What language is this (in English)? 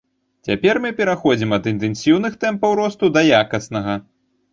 Belarusian